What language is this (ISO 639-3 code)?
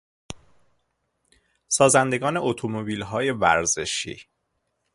fas